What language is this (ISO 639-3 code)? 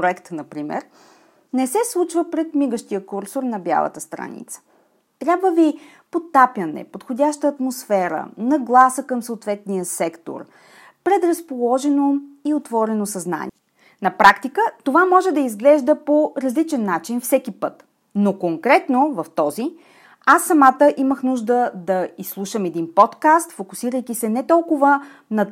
bul